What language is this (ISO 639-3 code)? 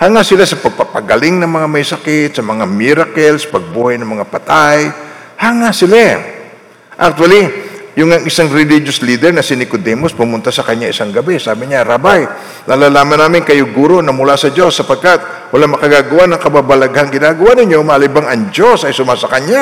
fil